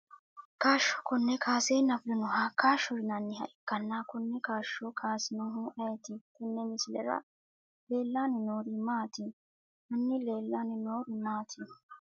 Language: Sidamo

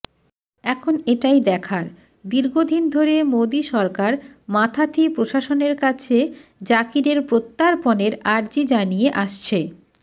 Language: Bangla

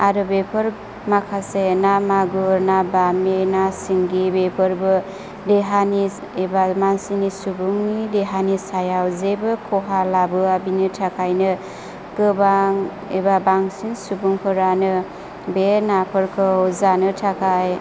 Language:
Bodo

